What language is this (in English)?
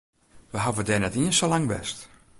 Western Frisian